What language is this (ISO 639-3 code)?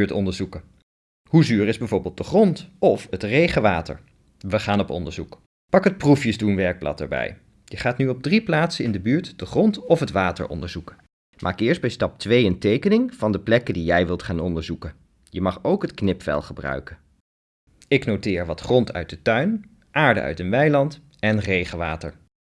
nld